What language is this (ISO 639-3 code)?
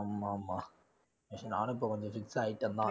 tam